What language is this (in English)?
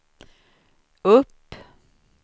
Swedish